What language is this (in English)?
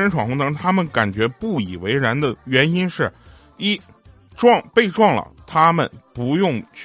Chinese